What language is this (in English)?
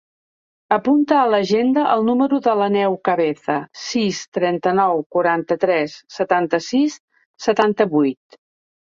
Catalan